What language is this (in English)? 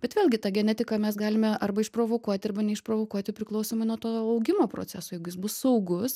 Lithuanian